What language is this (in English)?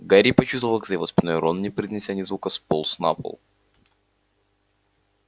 Russian